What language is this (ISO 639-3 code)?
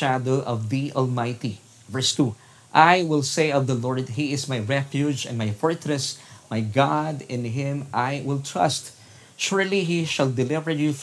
fil